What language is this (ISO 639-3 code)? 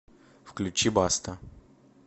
rus